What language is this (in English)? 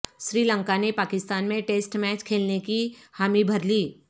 Urdu